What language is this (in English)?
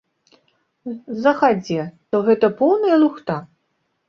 Belarusian